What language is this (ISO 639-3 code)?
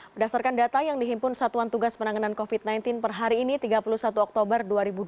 ind